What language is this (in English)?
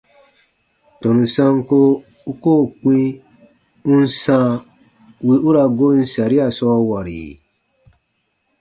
Baatonum